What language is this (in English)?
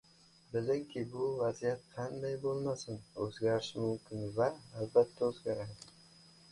Uzbek